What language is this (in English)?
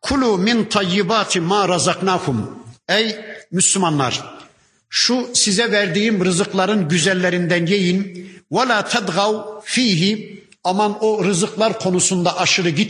Turkish